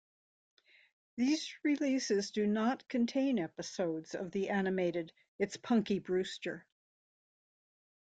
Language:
English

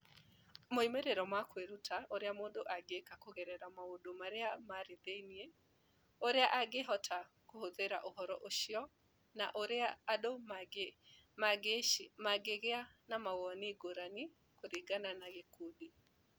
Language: Kikuyu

